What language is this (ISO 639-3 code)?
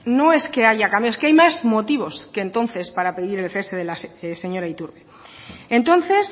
spa